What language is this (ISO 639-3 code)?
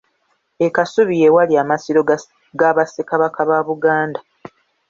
lug